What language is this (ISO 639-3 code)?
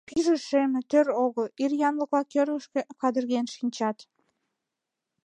chm